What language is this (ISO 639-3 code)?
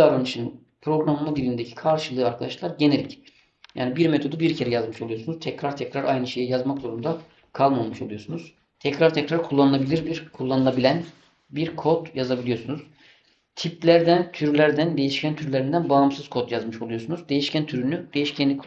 tur